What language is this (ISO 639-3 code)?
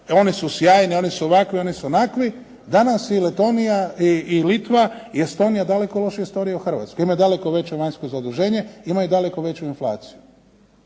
hrv